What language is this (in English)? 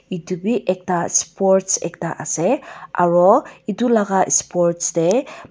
Naga Pidgin